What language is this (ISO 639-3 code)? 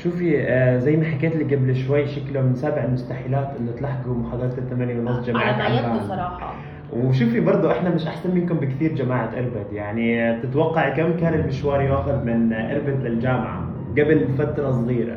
ara